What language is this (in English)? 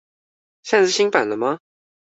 Chinese